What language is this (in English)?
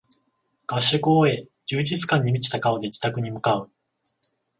Japanese